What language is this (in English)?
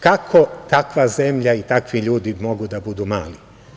Serbian